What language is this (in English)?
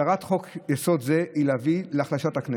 Hebrew